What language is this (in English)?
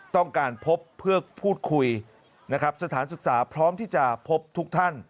Thai